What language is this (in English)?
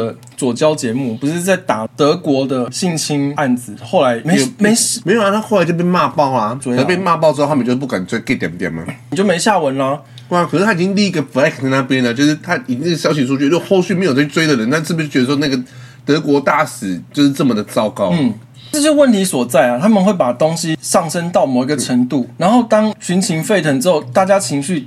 Chinese